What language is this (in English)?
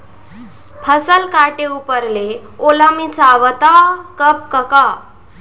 Chhattisgarhi